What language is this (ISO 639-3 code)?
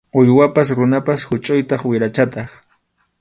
qxu